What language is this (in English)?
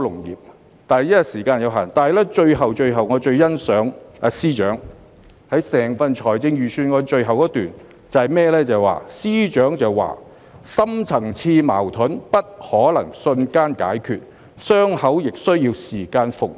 Cantonese